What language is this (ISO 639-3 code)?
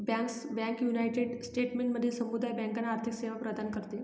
mar